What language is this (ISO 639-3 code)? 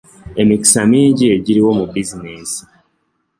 lug